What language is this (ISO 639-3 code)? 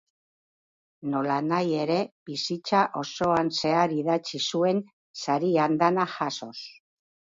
eus